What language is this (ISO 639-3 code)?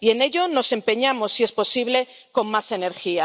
spa